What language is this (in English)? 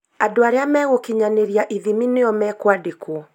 Kikuyu